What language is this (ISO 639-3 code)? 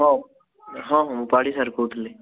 ori